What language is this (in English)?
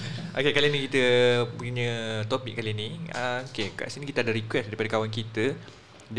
Malay